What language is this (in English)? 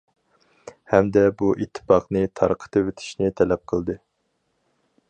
Uyghur